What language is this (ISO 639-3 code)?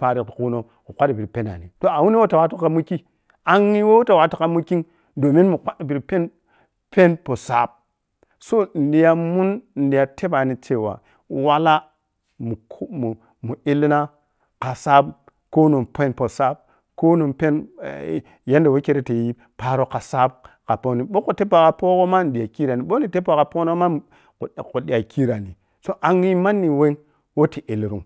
piy